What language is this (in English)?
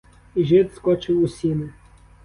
Ukrainian